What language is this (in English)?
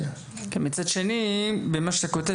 Hebrew